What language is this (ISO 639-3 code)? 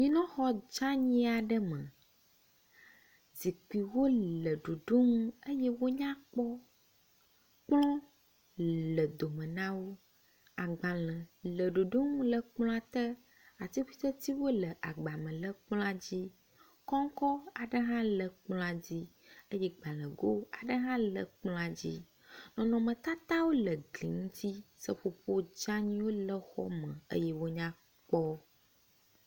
ewe